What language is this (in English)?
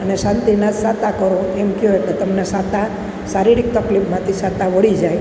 Gujarati